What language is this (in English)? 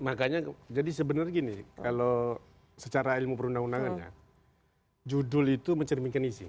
Indonesian